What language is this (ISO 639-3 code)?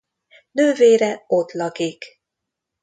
hun